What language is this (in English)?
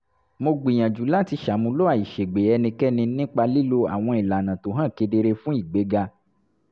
Yoruba